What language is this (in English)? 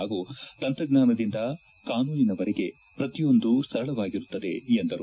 Kannada